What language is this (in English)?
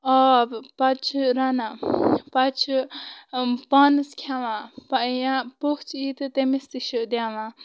Kashmiri